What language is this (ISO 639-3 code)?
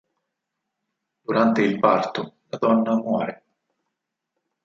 ita